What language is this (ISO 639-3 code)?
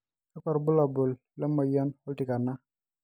mas